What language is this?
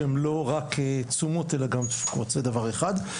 Hebrew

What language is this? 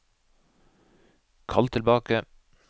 Norwegian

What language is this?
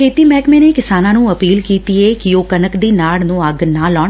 Punjabi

